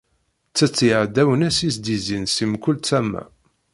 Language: Kabyle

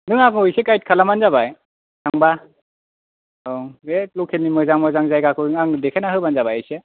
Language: Bodo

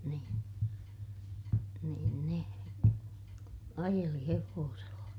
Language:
Finnish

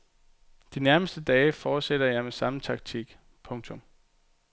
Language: Danish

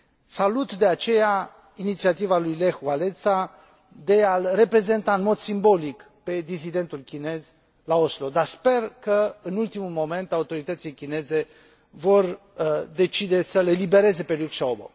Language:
Romanian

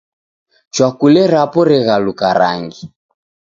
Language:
Taita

